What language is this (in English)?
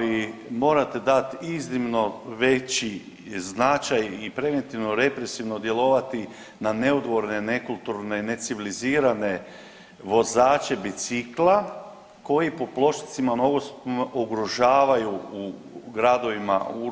Croatian